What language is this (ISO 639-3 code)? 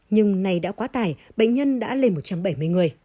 vie